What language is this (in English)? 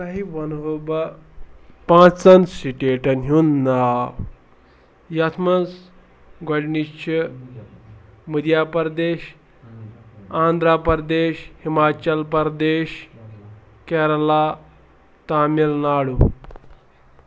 Kashmiri